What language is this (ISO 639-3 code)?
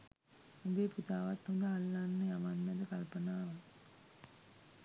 sin